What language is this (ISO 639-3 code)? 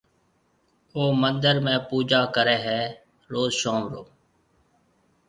mve